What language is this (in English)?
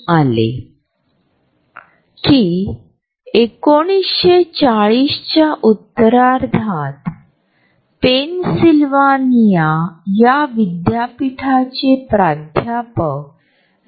Marathi